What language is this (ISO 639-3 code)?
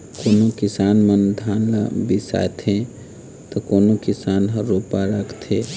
hne